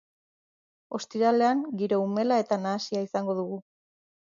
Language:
Basque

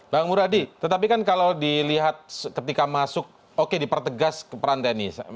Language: Indonesian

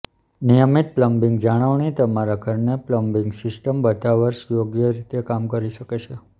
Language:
Gujarati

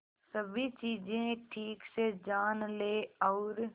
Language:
Hindi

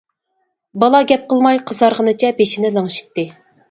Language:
Uyghur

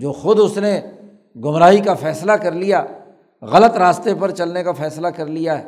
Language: Urdu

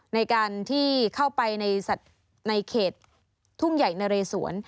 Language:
Thai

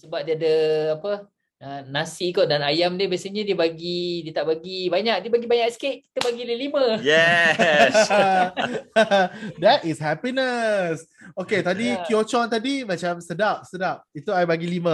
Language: Malay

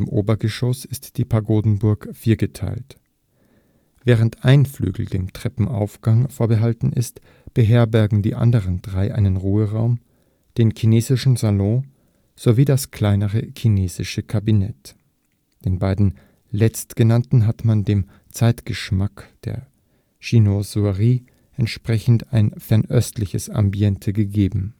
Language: German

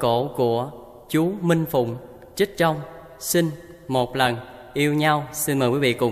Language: Vietnamese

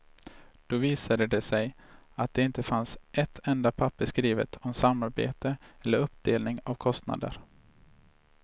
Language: Swedish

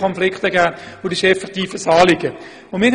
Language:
Swiss German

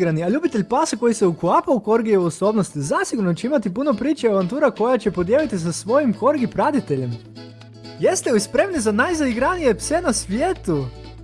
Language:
Croatian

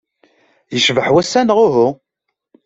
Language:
Kabyle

